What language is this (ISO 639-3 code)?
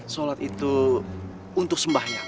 ind